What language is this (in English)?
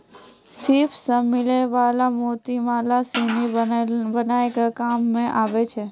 Maithili